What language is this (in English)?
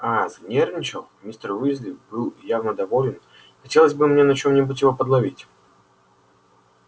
Russian